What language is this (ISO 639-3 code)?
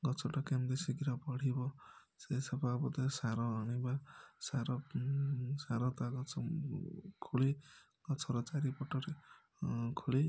ori